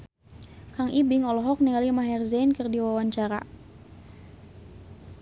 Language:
Sundanese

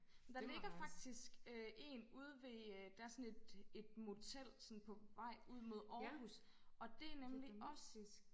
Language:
Danish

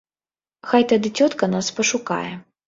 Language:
Belarusian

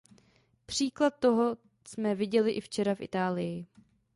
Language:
Czech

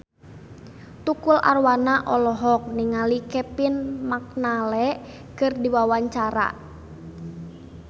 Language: Sundanese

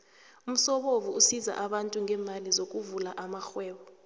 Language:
South Ndebele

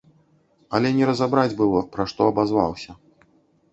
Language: Belarusian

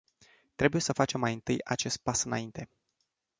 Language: Romanian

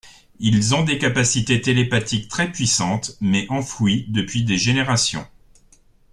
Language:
French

